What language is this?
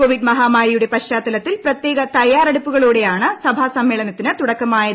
Malayalam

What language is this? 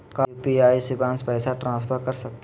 Magahi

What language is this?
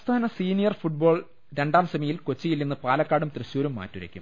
Malayalam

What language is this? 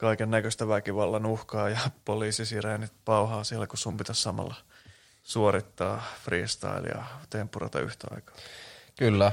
Finnish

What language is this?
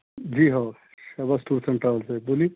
Urdu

